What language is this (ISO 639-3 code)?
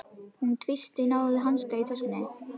isl